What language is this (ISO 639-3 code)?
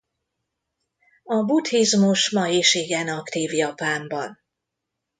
hun